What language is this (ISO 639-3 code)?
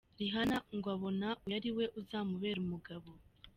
kin